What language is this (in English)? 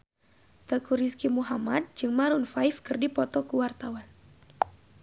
Sundanese